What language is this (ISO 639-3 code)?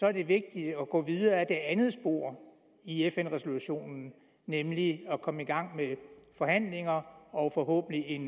dan